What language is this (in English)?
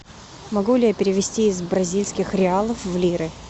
Russian